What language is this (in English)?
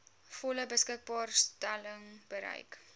Afrikaans